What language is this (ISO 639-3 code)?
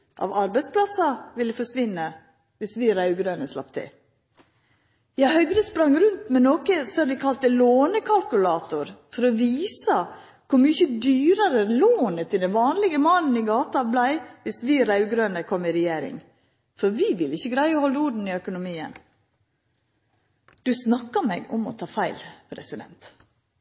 nno